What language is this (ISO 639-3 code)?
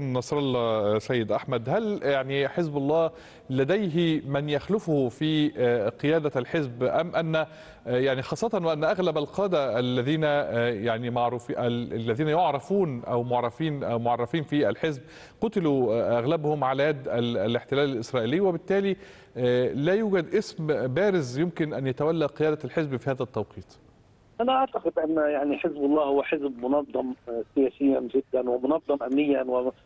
ara